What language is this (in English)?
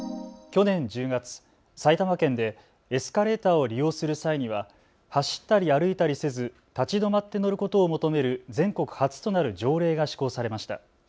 Japanese